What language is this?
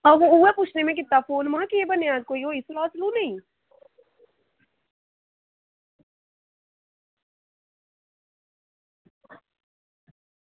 Dogri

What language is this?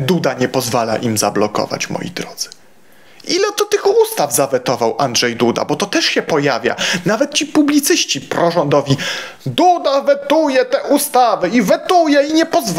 Polish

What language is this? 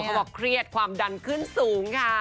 Thai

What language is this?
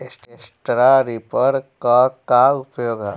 Bhojpuri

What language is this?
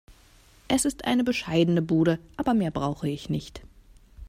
German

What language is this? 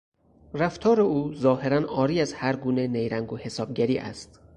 Persian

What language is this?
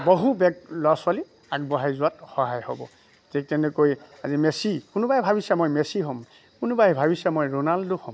Assamese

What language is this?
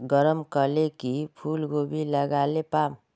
Magahi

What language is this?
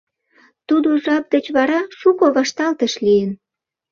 Mari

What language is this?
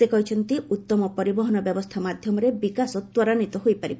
Odia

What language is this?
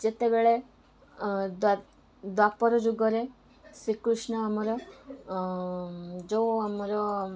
Odia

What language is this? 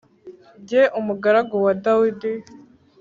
Kinyarwanda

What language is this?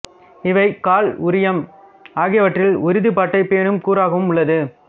Tamil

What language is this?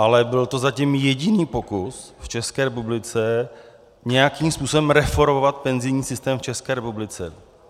Czech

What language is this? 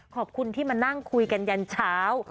Thai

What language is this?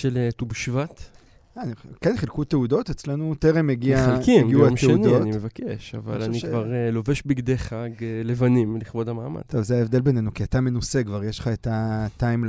Hebrew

